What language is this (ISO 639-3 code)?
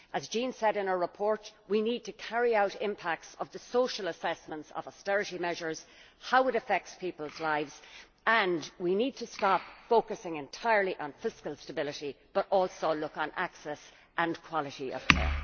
eng